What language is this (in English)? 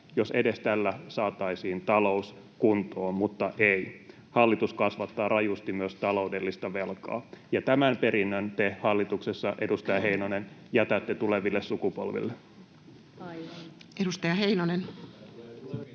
Finnish